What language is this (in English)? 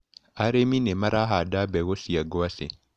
Kikuyu